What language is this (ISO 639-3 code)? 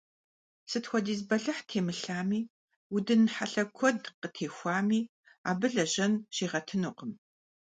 kbd